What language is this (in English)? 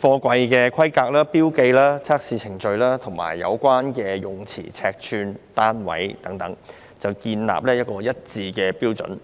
Cantonese